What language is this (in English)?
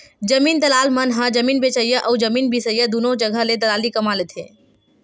Chhattisgarhi